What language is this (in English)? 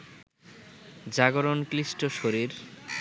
Bangla